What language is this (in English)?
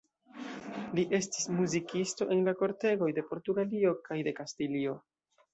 Esperanto